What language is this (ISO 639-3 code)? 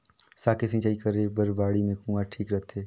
hne